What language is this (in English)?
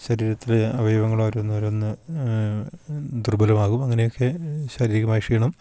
Malayalam